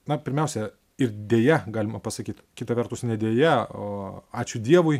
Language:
Lithuanian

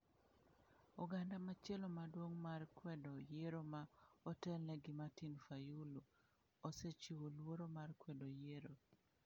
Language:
Luo (Kenya and Tanzania)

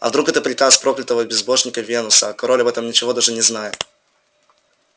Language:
Russian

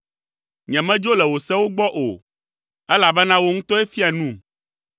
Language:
Ewe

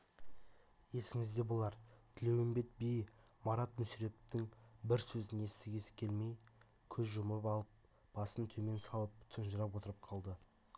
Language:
Kazakh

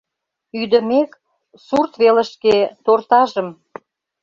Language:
Mari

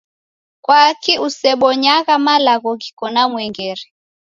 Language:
Taita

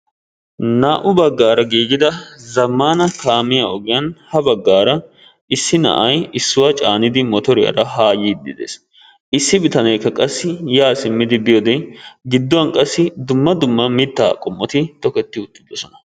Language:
Wolaytta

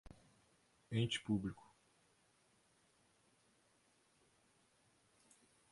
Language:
Portuguese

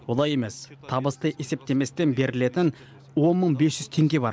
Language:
Kazakh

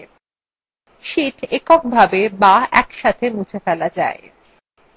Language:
Bangla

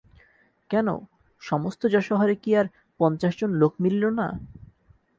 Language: Bangla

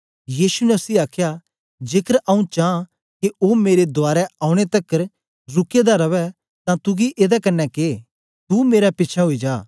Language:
Dogri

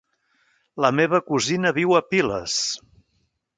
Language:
Catalan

